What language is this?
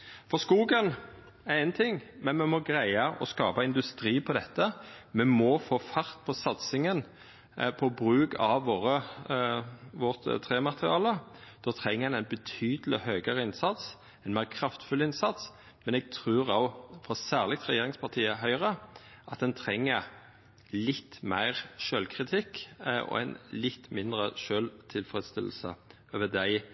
Norwegian Nynorsk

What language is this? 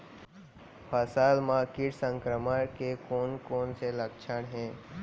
Chhattisgarhi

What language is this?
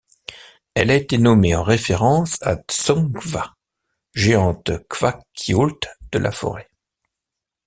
French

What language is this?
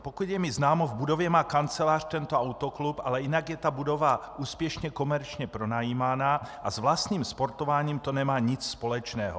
Czech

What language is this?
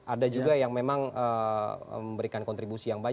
Indonesian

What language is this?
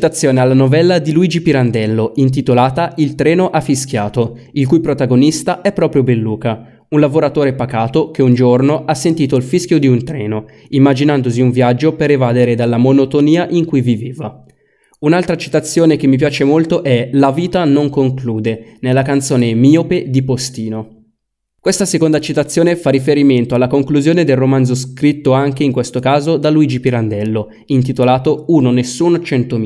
Italian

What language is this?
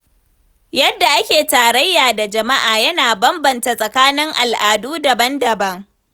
Hausa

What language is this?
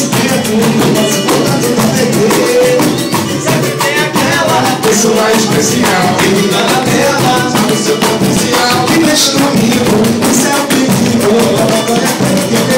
Bulgarian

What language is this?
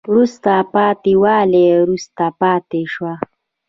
Pashto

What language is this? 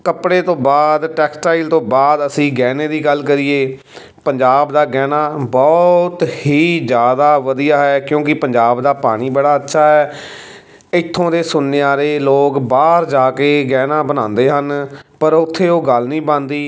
Punjabi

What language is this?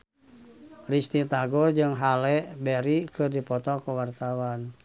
Sundanese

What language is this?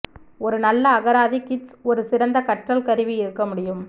Tamil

